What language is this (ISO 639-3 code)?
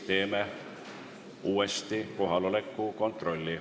est